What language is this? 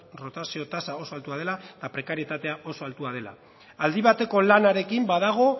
Basque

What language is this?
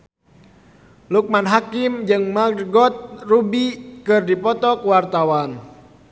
Sundanese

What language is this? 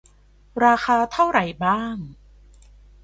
Thai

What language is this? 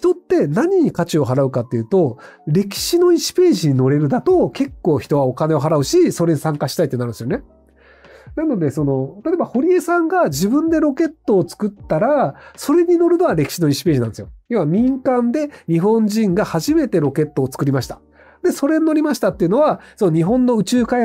Japanese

